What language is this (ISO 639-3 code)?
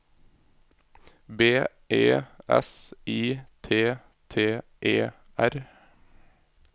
nor